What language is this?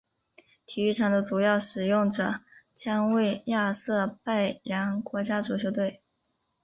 Chinese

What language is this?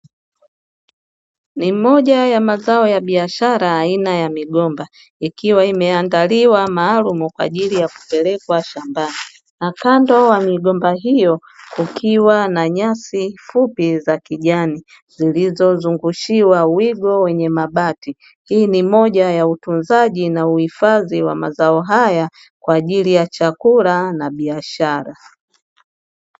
Swahili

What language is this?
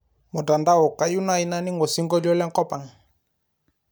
Masai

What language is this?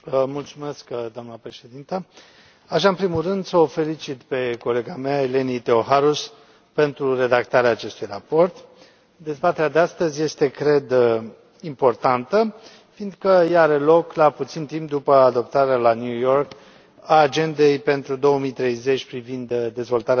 Romanian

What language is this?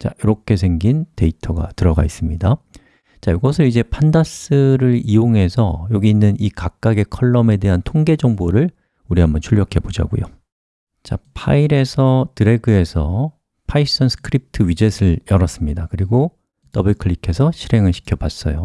Korean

